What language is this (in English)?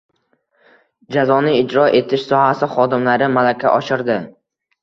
Uzbek